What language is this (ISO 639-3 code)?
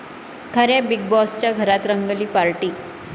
mar